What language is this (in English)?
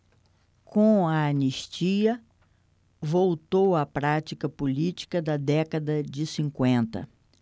Portuguese